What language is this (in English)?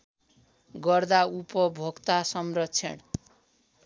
Nepali